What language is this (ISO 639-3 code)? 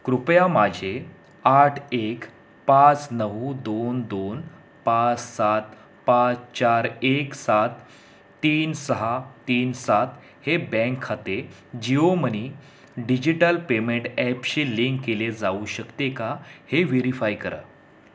mar